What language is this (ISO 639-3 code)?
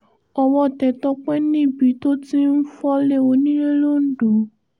yor